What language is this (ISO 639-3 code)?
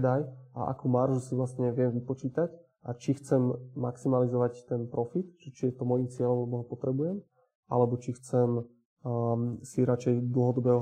slk